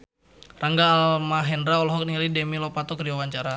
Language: Sundanese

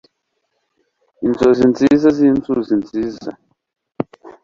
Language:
Kinyarwanda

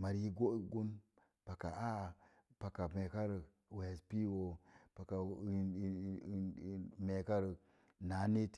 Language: Mom Jango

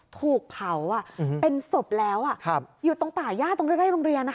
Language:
Thai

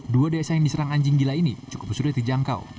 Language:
Indonesian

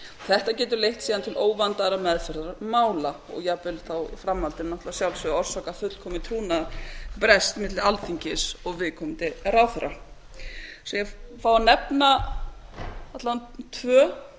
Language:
Icelandic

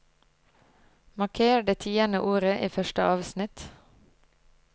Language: Norwegian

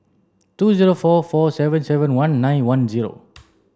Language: English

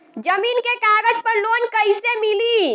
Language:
Bhojpuri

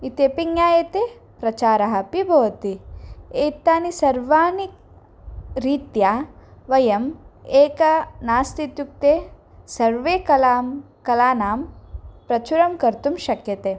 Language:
Sanskrit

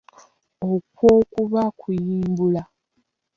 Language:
Ganda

